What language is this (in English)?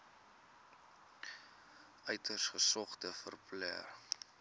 Afrikaans